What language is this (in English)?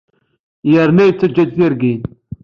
Kabyle